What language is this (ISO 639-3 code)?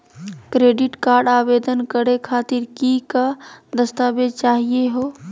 mag